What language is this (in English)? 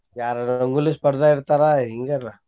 Kannada